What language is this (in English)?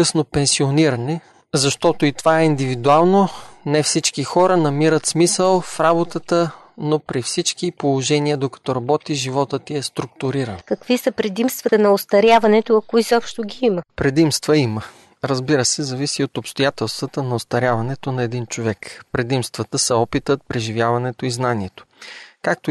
Bulgarian